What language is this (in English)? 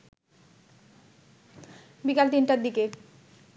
Bangla